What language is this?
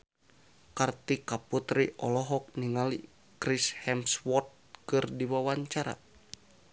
Sundanese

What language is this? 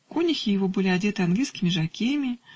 Russian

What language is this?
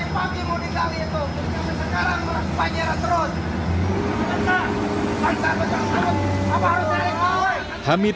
Indonesian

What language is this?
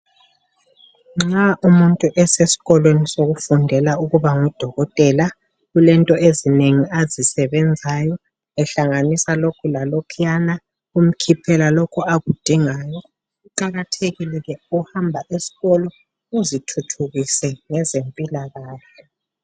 North Ndebele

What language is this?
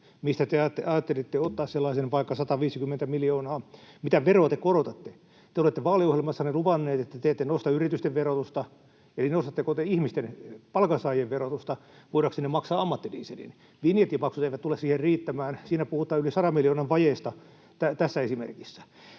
Finnish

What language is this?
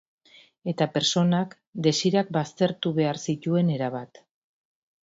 Basque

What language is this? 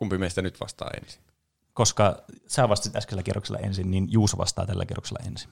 Finnish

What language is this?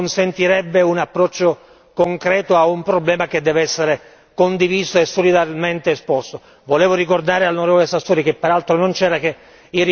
Italian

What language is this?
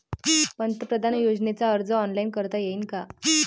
Marathi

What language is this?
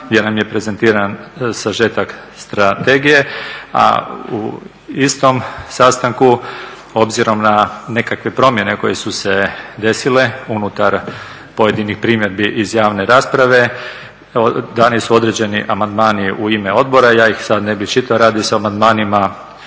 Croatian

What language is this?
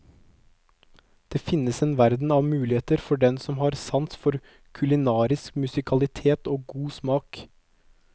Norwegian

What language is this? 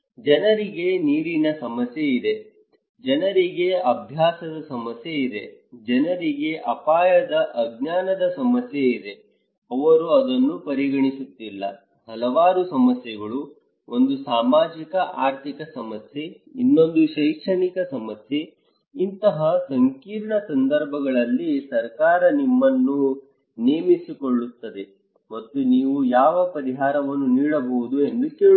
Kannada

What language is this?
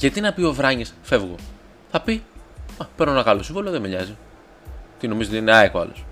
Greek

